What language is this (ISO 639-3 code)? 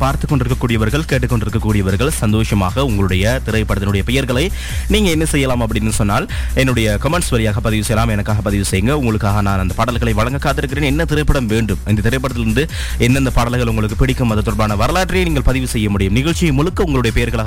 tam